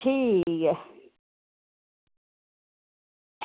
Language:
Dogri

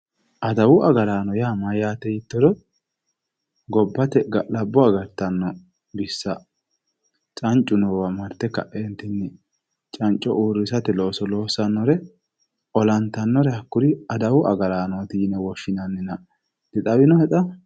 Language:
Sidamo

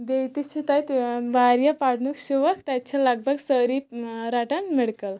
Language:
Kashmiri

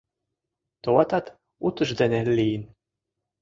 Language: Mari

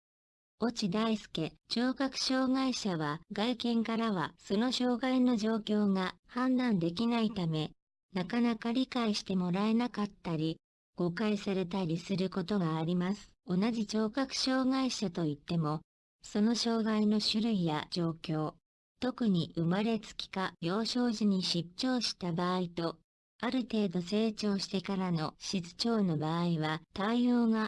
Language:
Japanese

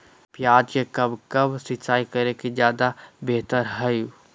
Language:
Magahi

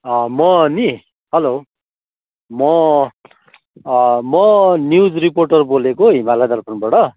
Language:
Nepali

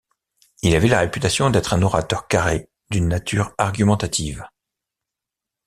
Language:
French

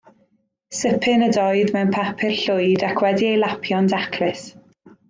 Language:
Welsh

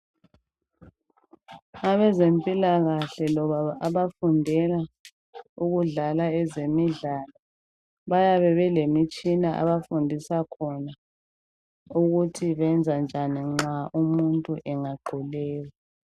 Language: North Ndebele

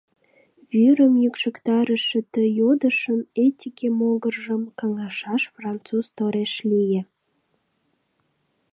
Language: Mari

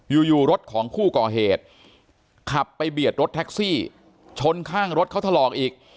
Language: Thai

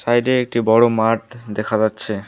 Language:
Bangla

